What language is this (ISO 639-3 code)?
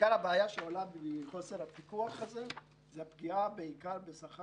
heb